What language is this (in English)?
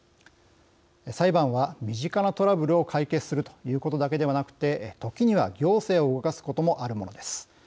Japanese